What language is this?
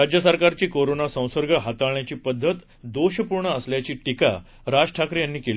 Marathi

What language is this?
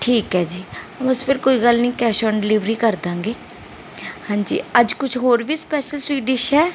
Punjabi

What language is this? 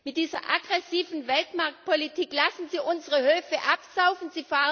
German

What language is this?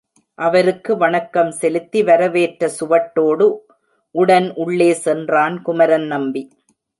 Tamil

